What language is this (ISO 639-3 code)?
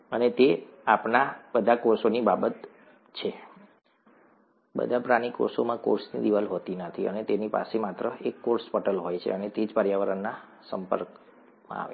guj